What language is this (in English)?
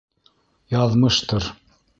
Bashkir